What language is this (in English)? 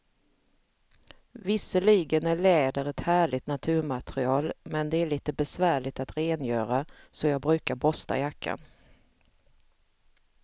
Swedish